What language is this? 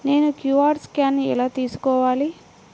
Telugu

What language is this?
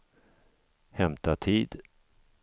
Swedish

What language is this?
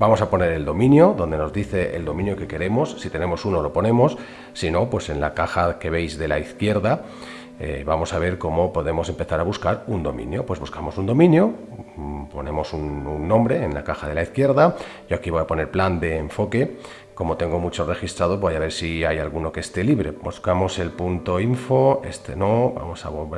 Spanish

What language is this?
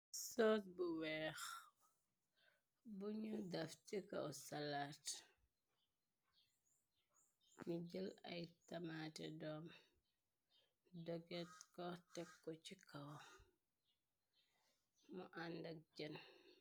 Wolof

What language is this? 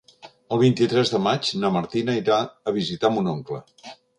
Catalan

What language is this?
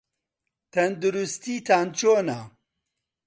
Central Kurdish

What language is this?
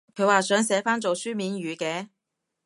Cantonese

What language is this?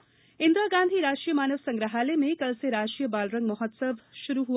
Hindi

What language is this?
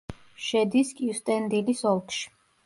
Georgian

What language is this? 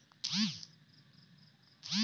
Bangla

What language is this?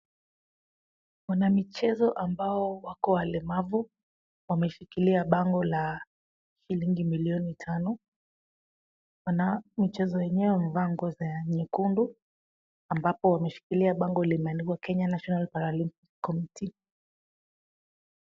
Swahili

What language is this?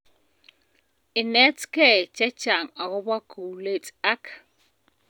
Kalenjin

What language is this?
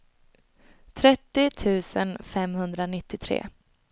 Swedish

